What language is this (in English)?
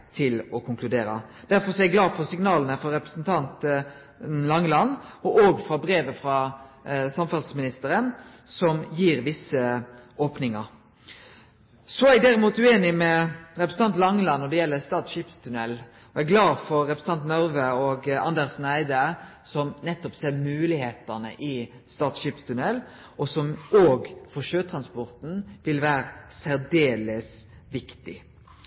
Norwegian Nynorsk